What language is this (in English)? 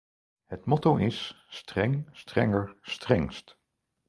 Dutch